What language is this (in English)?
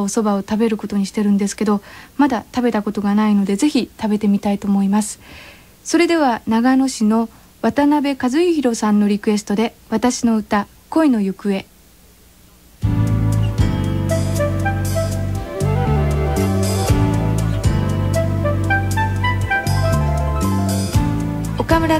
Japanese